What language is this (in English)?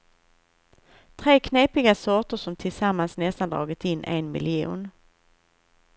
Swedish